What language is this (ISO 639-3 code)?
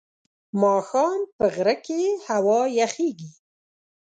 pus